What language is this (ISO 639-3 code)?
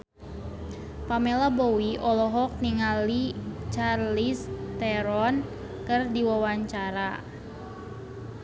sun